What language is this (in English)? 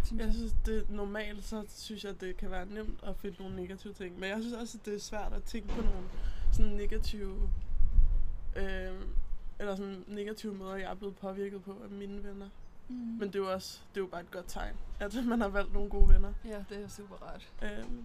Danish